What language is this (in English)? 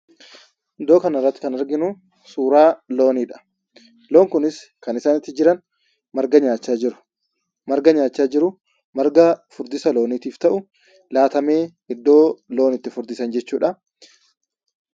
Oromo